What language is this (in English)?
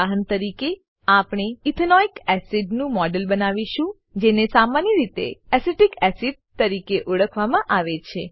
Gujarati